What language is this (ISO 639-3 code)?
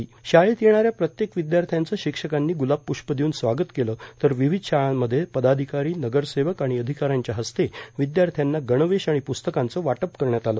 mar